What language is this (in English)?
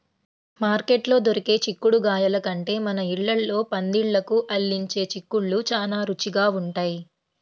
Telugu